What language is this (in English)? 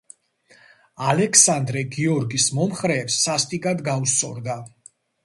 Georgian